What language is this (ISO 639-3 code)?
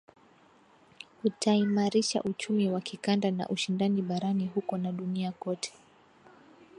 swa